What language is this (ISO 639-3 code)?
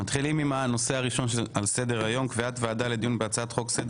heb